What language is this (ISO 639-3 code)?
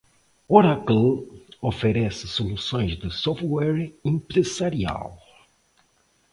por